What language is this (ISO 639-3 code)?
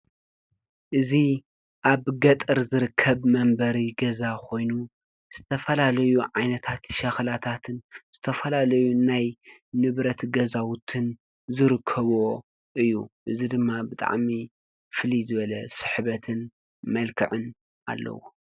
tir